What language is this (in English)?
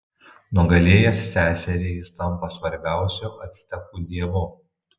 Lithuanian